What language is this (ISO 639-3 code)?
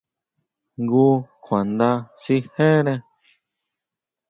mau